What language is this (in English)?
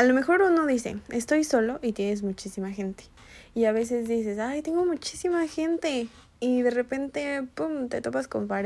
Spanish